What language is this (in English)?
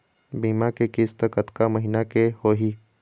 Chhattisgarhi